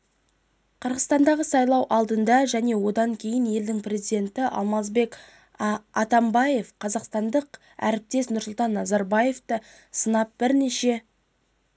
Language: Kazakh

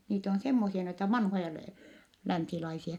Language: Finnish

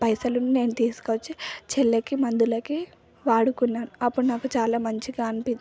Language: Telugu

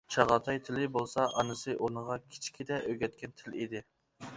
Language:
Uyghur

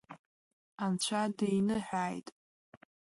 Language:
Abkhazian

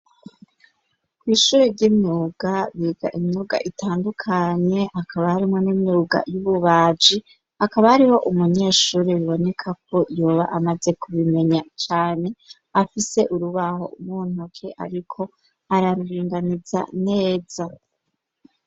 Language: Rundi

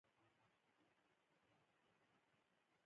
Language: Pashto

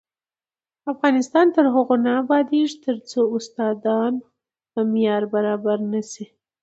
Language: Pashto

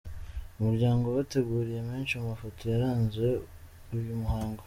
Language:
Kinyarwanda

